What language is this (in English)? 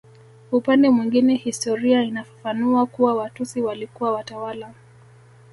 Swahili